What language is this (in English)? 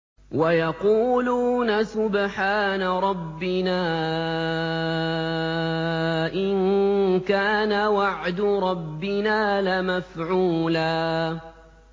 Arabic